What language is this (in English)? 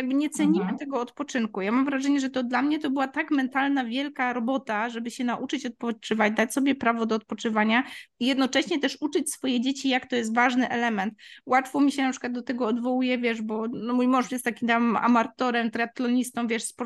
Polish